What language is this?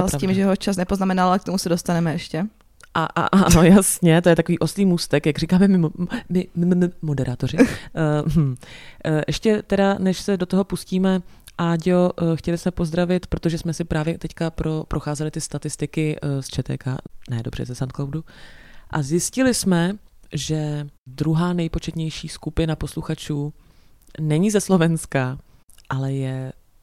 Czech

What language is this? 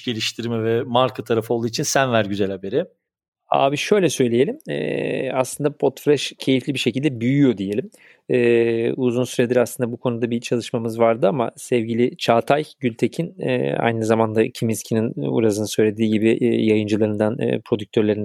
Turkish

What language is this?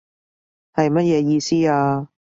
Cantonese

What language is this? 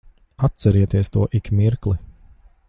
Latvian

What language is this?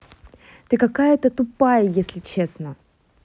Russian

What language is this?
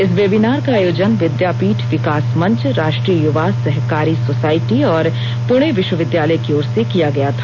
Hindi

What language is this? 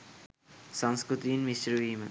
Sinhala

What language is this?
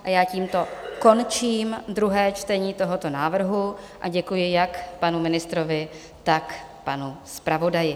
Czech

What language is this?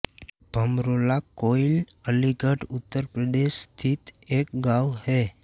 Hindi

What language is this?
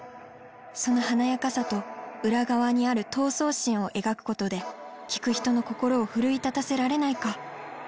Japanese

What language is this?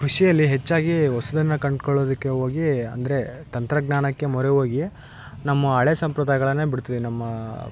Kannada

